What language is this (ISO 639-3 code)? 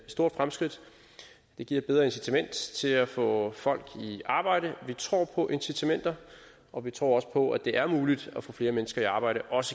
dan